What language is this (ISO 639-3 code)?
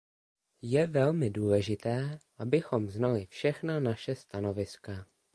ces